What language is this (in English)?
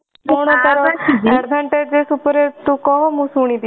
Odia